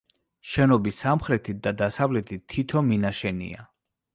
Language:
Georgian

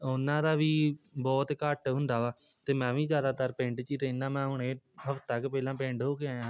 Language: Punjabi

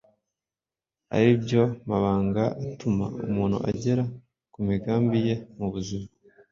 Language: Kinyarwanda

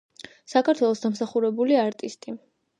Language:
Georgian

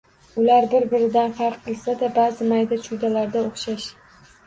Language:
Uzbek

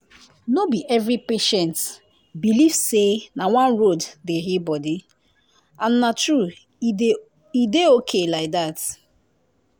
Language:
Nigerian Pidgin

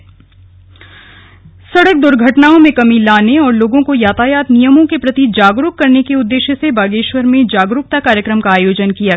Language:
Hindi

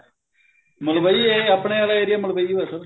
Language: Punjabi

